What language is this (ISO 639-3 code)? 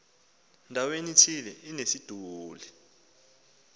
xho